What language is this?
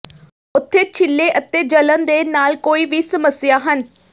Punjabi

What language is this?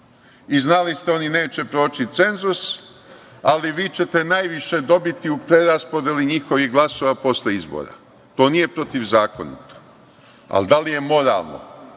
Serbian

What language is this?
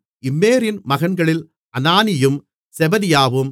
Tamil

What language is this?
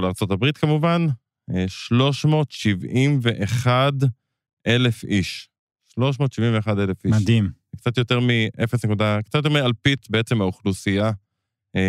Hebrew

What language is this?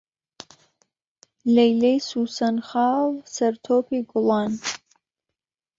Central Kurdish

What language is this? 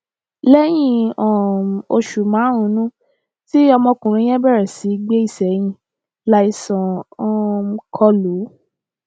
Yoruba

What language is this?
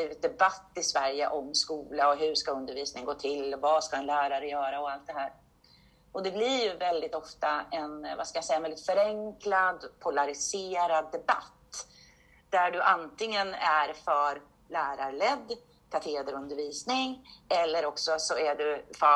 Swedish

